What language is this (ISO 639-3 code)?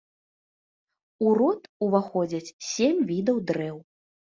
bel